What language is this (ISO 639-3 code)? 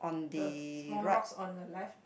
eng